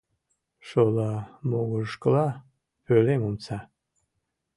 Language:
Mari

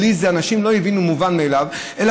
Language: Hebrew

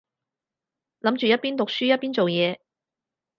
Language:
Cantonese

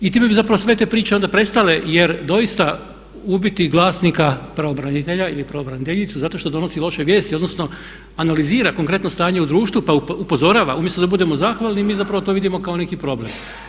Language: Croatian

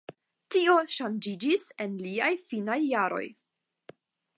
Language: Esperanto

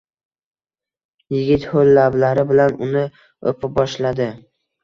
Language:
Uzbek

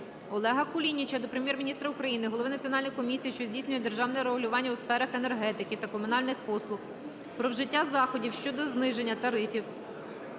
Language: Ukrainian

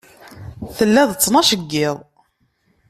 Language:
Kabyle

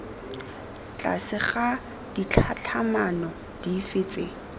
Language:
Tswana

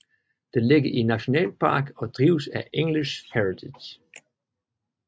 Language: Danish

